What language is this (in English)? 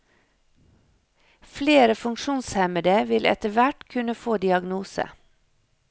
Norwegian